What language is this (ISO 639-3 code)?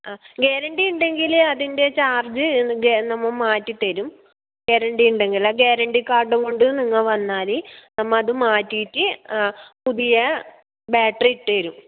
mal